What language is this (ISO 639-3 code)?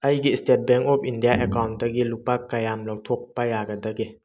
mni